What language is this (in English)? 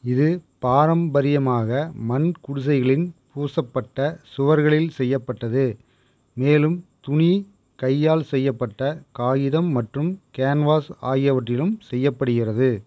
Tamil